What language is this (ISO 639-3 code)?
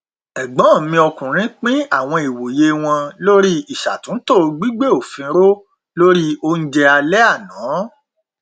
yor